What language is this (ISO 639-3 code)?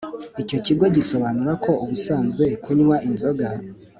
kin